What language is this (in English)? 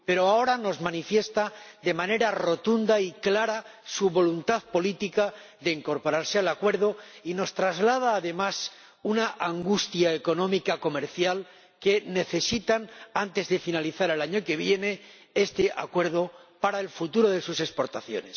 Spanish